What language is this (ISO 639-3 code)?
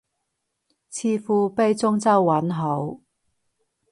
yue